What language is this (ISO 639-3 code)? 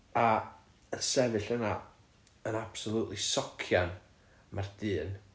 cym